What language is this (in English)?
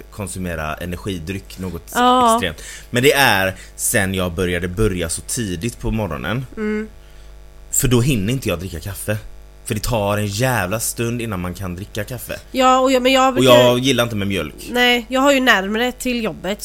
Swedish